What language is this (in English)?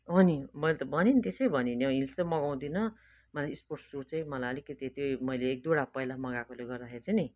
Nepali